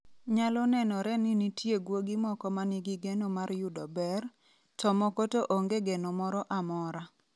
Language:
Luo (Kenya and Tanzania)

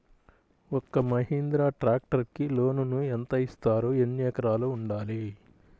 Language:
Telugu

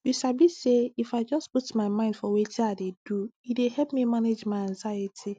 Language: Nigerian Pidgin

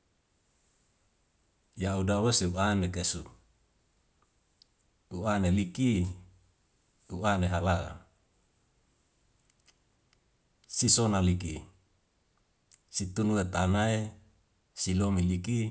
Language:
Wemale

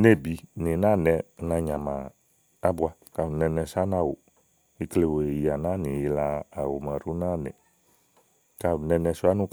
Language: Igo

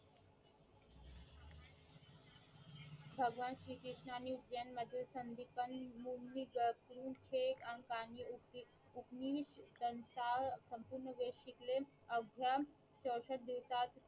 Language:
Marathi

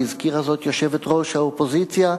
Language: Hebrew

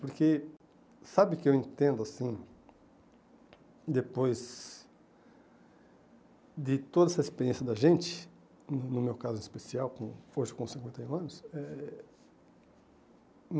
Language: Portuguese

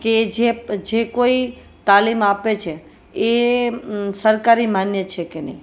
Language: Gujarati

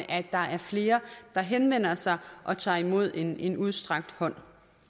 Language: Danish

